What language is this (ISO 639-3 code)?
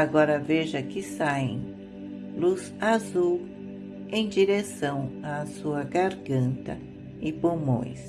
por